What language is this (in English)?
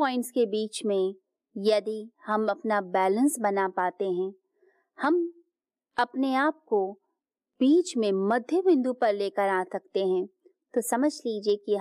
Hindi